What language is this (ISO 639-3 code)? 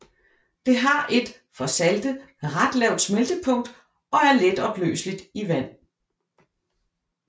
dan